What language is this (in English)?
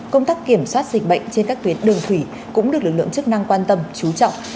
Vietnamese